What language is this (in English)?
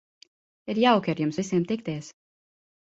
Latvian